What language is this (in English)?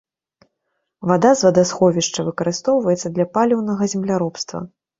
Belarusian